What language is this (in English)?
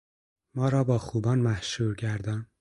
Persian